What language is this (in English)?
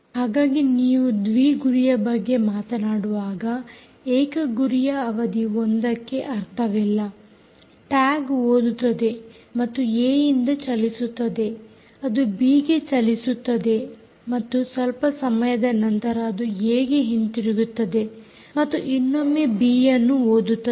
Kannada